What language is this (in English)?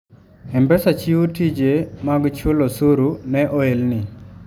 Luo (Kenya and Tanzania)